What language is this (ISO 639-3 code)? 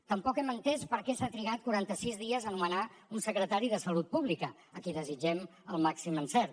cat